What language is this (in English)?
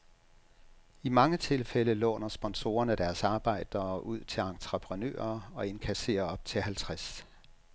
Danish